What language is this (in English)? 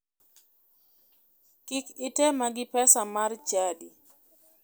Luo (Kenya and Tanzania)